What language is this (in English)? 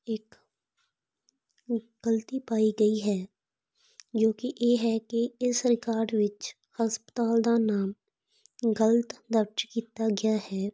Punjabi